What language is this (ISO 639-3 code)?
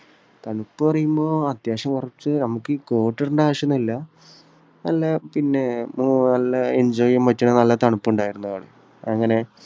mal